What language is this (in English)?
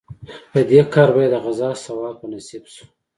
Pashto